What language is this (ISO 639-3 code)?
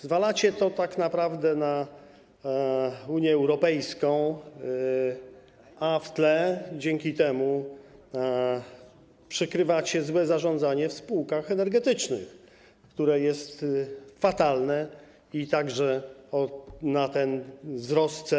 pol